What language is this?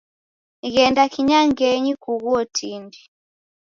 Taita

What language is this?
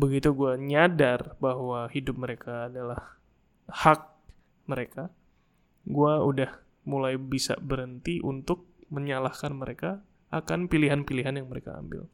Indonesian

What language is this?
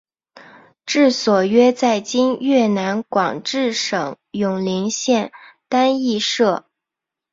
Chinese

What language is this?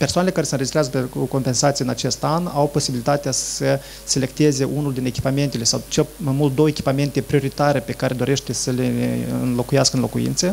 Romanian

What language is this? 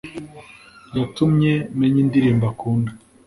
Kinyarwanda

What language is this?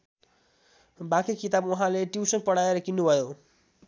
Nepali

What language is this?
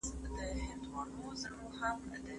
Pashto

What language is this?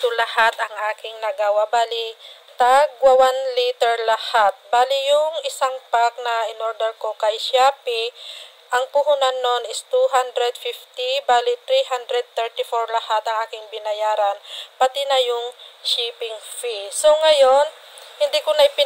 Filipino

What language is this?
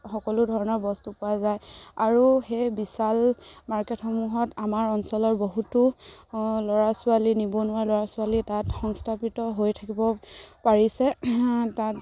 Assamese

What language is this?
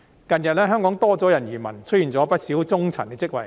Cantonese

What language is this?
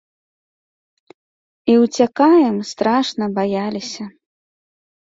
Belarusian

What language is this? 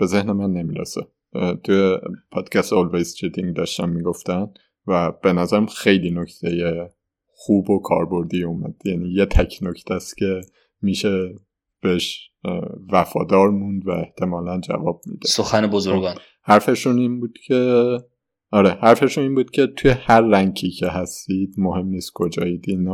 Persian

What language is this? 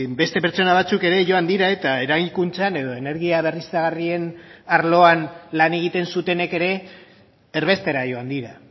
Basque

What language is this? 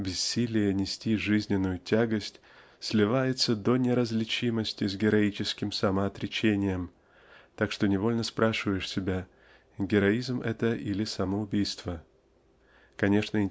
Russian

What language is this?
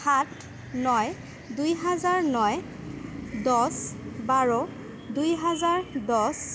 Assamese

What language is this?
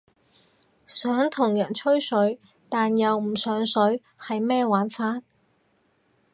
Cantonese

